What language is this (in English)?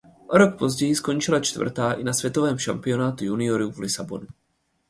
Czech